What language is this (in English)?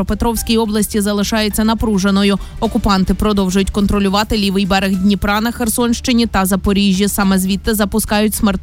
Ukrainian